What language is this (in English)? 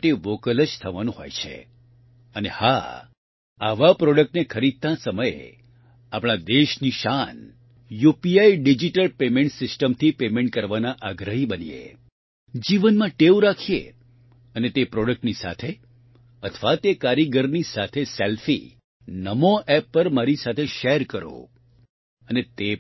Gujarati